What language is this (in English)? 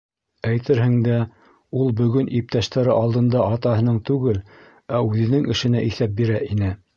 Bashkir